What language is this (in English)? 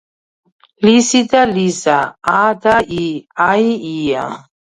Georgian